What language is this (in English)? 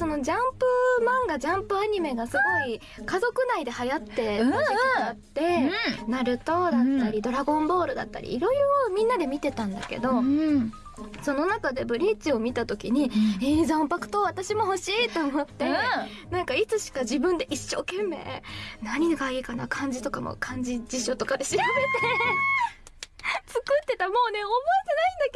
Japanese